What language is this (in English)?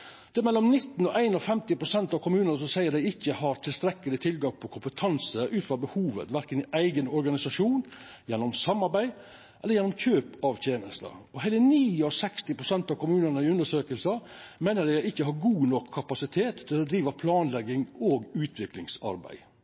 Norwegian Nynorsk